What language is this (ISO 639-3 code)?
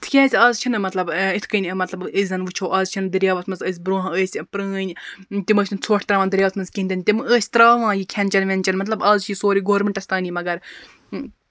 kas